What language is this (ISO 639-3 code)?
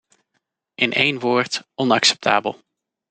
nld